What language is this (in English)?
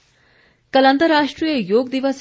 Hindi